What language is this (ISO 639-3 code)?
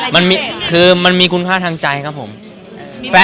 tha